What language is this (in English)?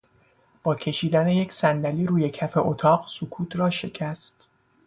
Persian